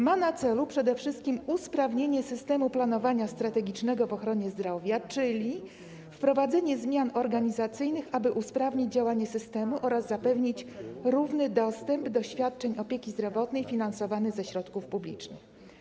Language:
Polish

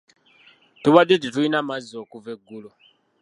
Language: Ganda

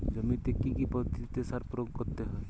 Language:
Bangla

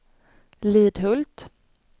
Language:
Swedish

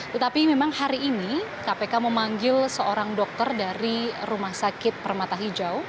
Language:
Indonesian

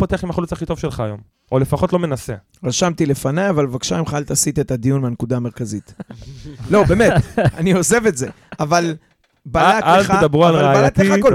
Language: Hebrew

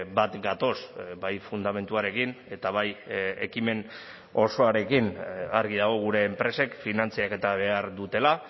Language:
Basque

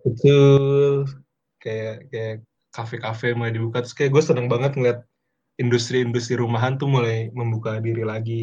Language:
Indonesian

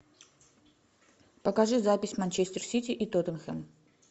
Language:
Russian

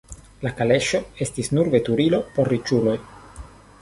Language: Esperanto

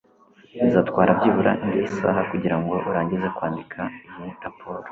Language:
Kinyarwanda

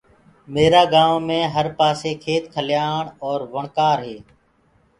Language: Gurgula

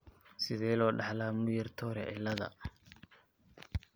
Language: Somali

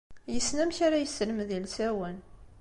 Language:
Kabyle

